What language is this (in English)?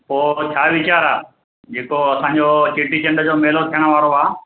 Sindhi